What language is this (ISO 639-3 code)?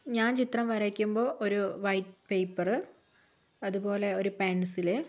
mal